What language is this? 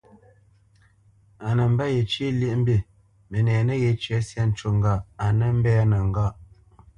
Bamenyam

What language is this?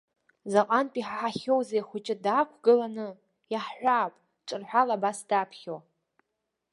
Abkhazian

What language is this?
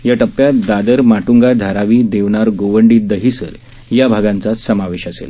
Marathi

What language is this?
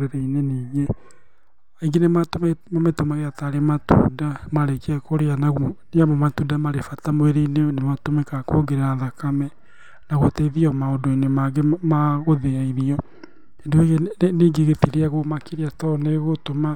Kikuyu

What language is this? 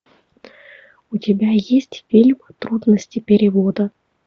Russian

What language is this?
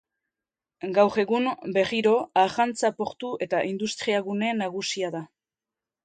Basque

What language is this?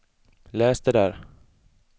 Swedish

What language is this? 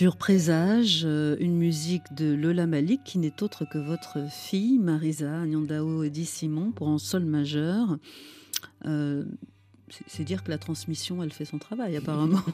French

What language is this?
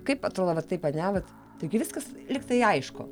Lithuanian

